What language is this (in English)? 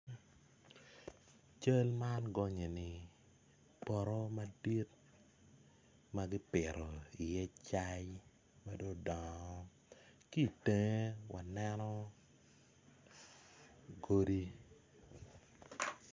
Acoli